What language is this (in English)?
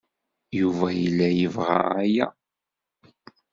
Kabyle